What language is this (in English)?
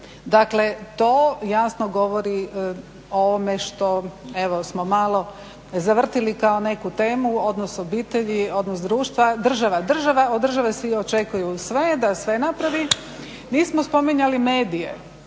Croatian